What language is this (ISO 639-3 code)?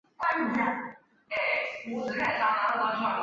zho